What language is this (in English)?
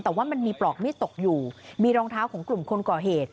Thai